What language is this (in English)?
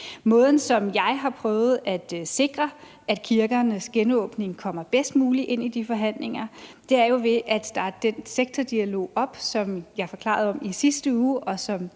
Danish